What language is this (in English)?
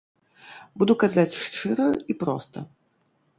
Belarusian